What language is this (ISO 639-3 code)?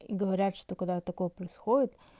rus